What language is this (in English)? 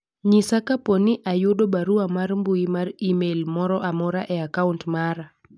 Luo (Kenya and Tanzania)